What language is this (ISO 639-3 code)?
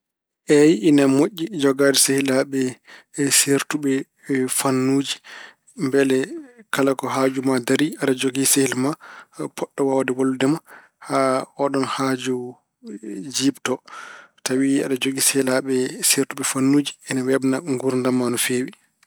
ful